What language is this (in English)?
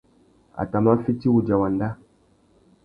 Tuki